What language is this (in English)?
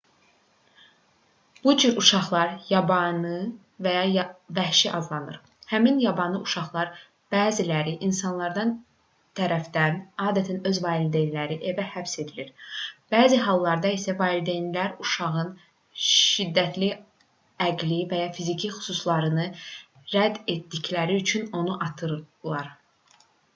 Azerbaijani